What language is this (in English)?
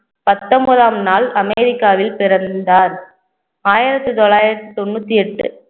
Tamil